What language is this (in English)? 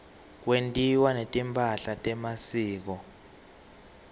Swati